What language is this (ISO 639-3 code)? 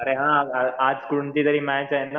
mar